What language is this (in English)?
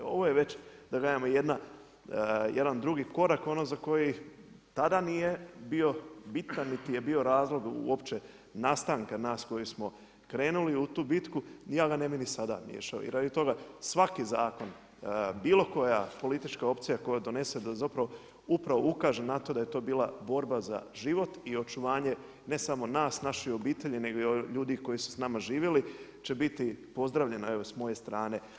Croatian